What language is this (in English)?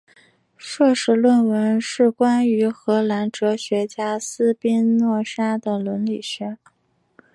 Chinese